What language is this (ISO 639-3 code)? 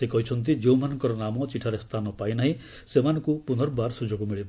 ori